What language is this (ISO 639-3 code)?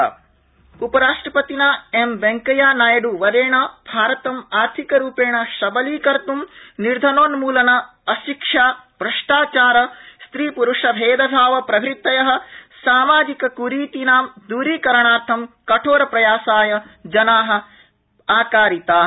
san